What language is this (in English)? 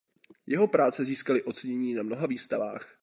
Czech